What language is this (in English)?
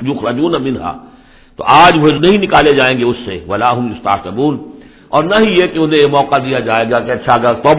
Urdu